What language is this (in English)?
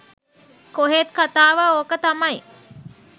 Sinhala